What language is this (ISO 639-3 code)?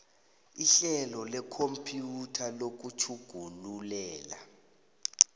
nbl